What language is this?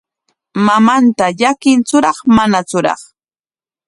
Corongo Ancash Quechua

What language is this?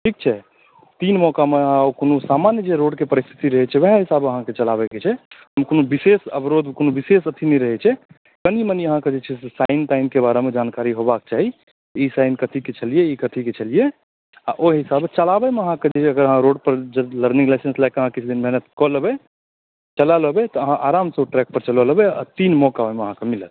Maithili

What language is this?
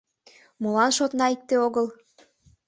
Mari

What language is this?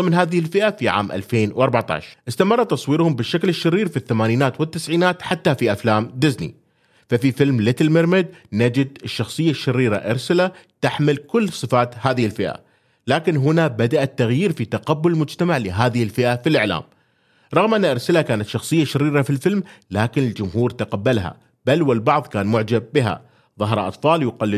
Arabic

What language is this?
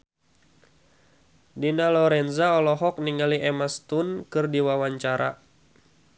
Sundanese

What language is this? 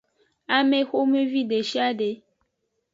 Aja (Benin)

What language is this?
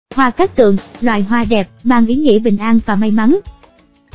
Vietnamese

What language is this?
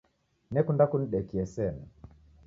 Taita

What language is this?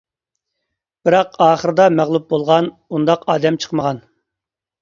Uyghur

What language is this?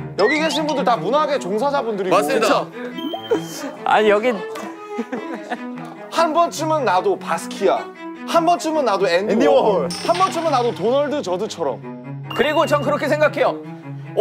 Korean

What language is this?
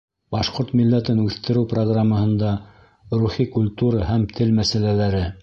Bashkir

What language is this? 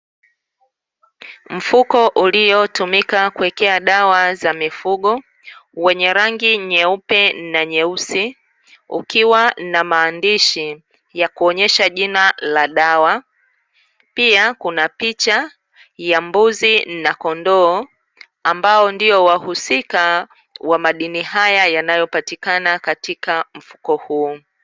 Swahili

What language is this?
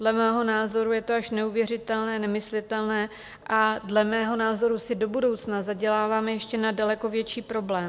Czech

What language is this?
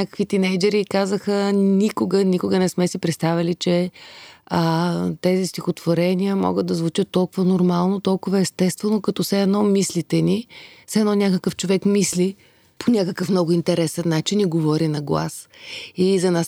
Bulgarian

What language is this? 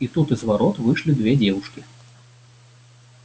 Russian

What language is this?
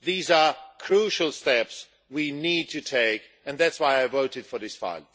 English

